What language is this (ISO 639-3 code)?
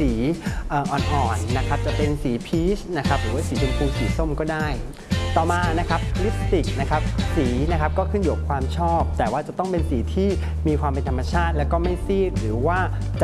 tha